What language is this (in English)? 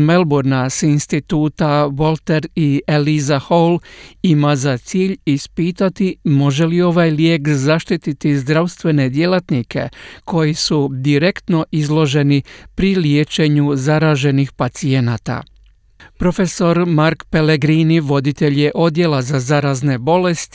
Croatian